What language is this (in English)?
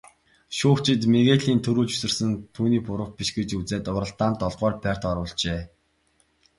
Mongolian